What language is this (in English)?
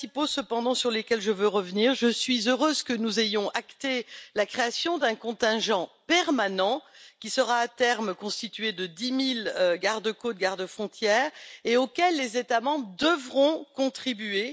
French